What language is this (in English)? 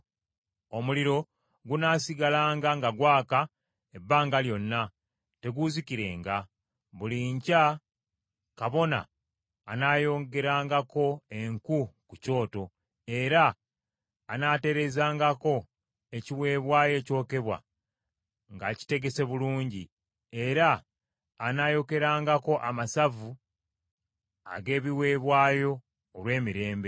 Ganda